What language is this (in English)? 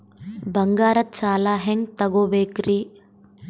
Kannada